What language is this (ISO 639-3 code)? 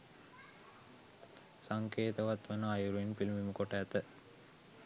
sin